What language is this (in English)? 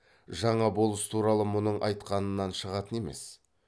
Kazakh